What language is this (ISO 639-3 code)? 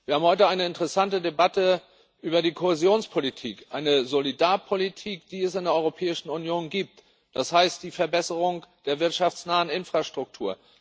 deu